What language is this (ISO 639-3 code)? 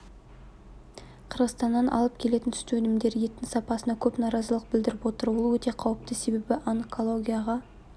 kaz